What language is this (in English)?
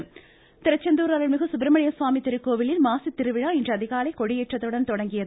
Tamil